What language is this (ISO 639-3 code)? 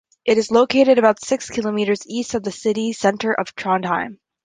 eng